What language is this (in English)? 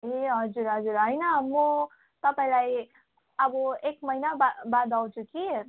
Nepali